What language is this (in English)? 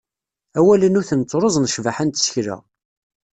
Kabyle